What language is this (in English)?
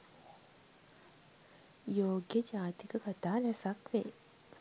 Sinhala